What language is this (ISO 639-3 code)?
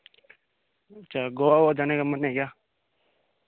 hin